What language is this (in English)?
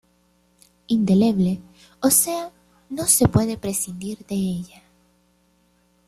Spanish